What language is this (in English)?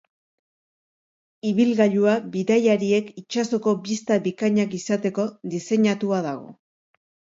Basque